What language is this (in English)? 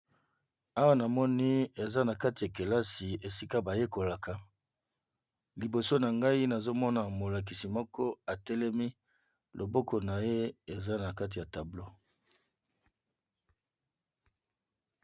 Lingala